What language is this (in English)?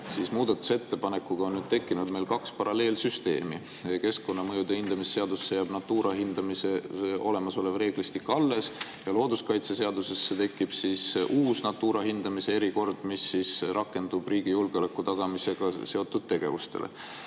Estonian